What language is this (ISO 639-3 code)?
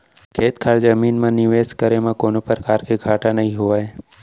hne